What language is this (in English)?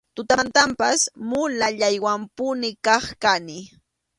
Arequipa-La Unión Quechua